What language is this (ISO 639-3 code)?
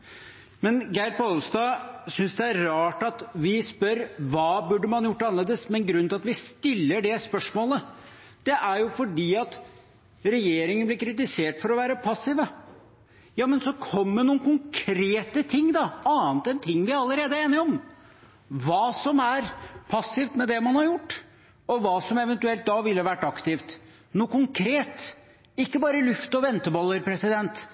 nob